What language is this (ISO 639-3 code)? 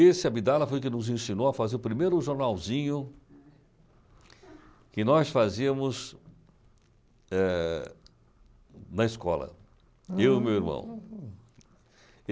por